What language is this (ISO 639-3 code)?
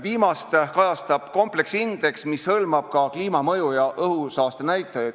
est